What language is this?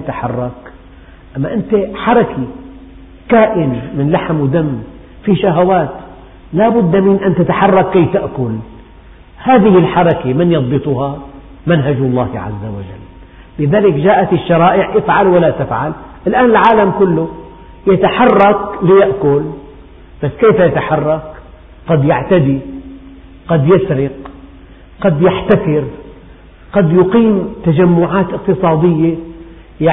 Arabic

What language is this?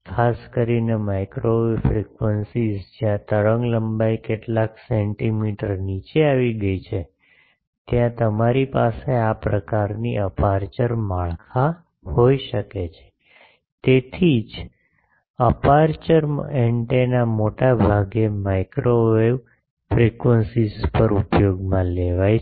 Gujarati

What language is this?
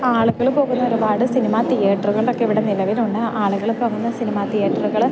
Malayalam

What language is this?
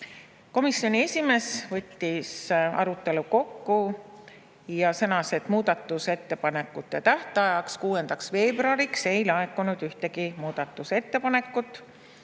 Estonian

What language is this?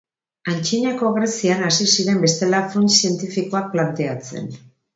Basque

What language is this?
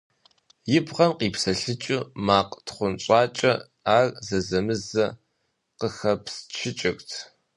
Kabardian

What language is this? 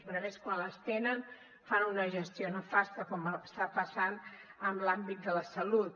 Catalan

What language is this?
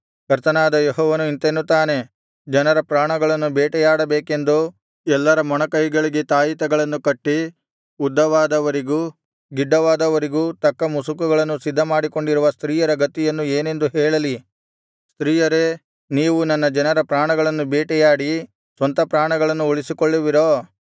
Kannada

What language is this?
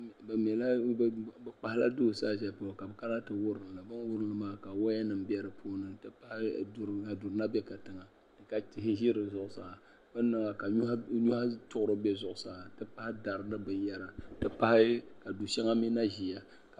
Dagbani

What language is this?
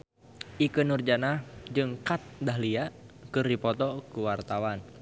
Sundanese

